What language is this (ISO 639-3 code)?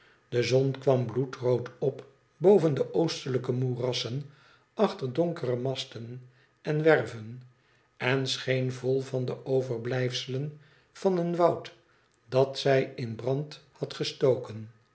nld